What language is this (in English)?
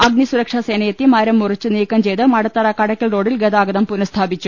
Malayalam